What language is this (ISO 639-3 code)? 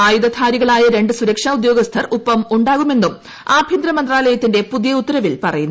mal